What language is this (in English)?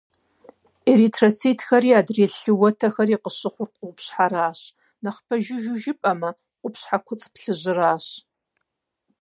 Kabardian